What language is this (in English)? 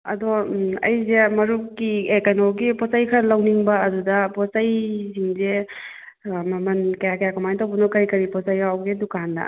Manipuri